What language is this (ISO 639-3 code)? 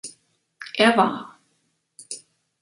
deu